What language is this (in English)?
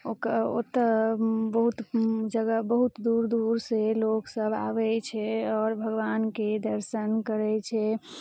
Maithili